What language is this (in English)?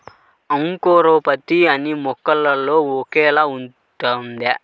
Telugu